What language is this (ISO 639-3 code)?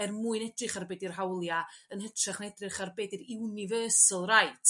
cym